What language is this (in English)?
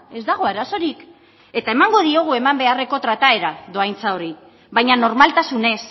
Basque